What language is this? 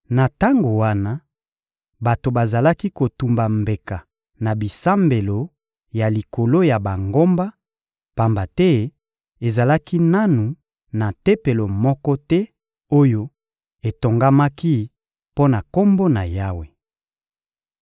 Lingala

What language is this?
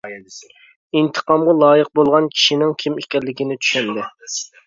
Uyghur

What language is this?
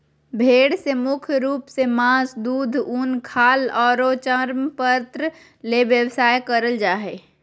Magahi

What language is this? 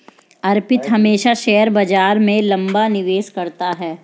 Hindi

